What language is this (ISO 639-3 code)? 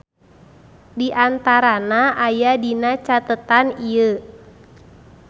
sun